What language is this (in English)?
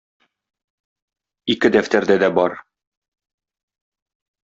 Tatar